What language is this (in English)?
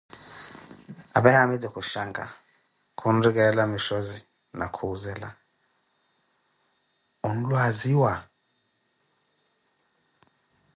Koti